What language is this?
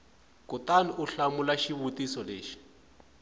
Tsonga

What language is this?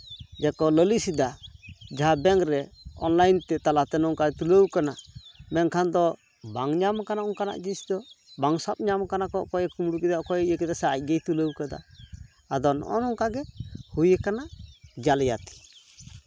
Santali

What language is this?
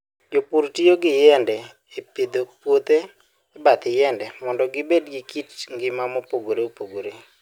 Luo (Kenya and Tanzania)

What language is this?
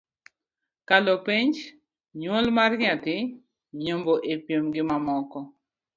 Luo (Kenya and Tanzania)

